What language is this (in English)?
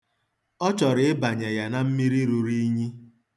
Igbo